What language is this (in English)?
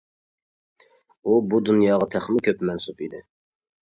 Uyghur